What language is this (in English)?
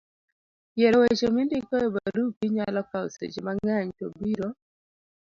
Luo (Kenya and Tanzania)